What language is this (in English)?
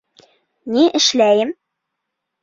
Bashkir